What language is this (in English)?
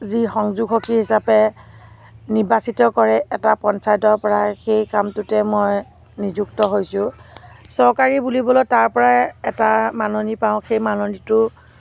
Assamese